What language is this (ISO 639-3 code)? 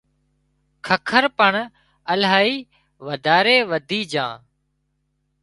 kxp